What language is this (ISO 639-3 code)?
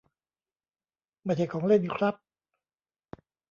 tha